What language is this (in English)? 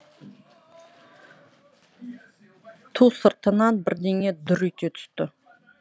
Kazakh